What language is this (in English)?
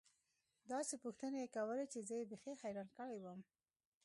Pashto